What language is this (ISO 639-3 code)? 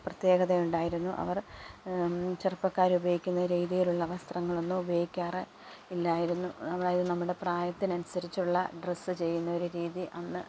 mal